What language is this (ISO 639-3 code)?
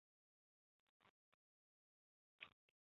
zho